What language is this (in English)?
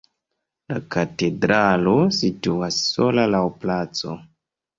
Esperanto